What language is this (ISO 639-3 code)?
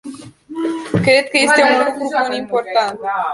ron